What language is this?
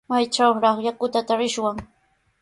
Sihuas Ancash Quechua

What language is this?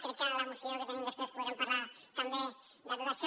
Catalan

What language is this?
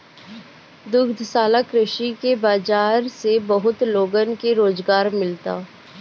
Bhojpuri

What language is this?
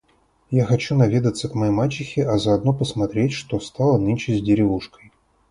Russian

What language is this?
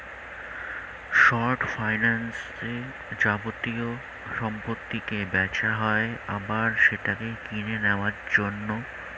Bangla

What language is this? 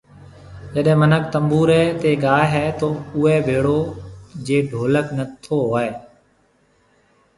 Marwari (Pakistan)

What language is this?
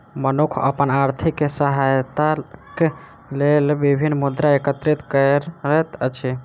Maithili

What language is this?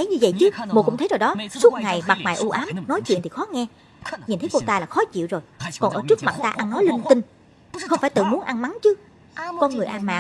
Vietnamese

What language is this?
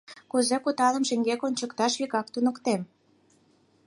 Mari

